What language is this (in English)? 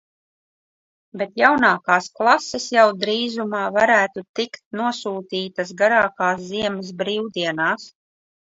Latvian